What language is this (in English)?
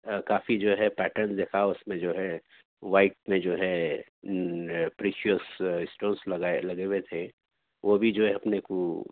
Urdu